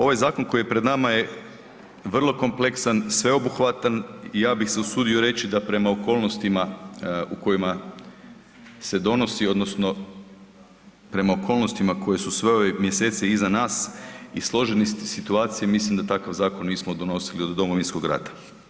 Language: Croatian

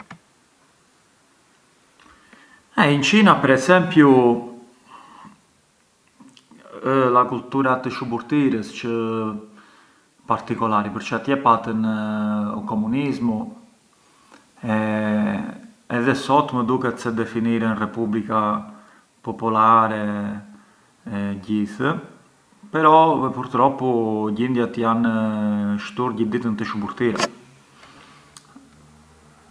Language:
Arbëreshë Albanian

